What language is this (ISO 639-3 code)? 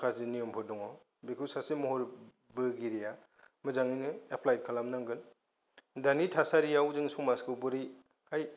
brx